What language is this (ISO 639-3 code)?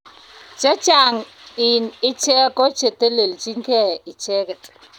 kln